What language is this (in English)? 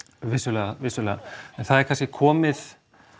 Icelandic